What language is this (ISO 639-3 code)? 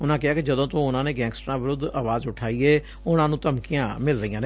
pan